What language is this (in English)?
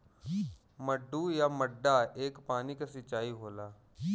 Bhojpuri